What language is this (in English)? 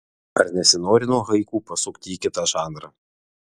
Lithuanian